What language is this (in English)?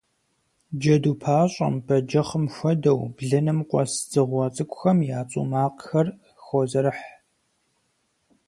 Kabardian